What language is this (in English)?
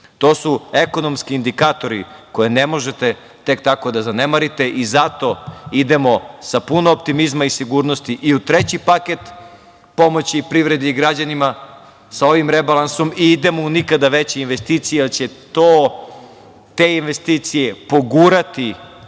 Serbian